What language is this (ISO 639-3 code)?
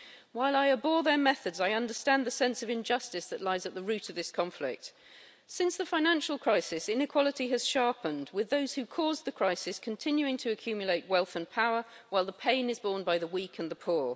eng